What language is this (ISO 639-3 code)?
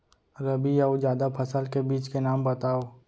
hne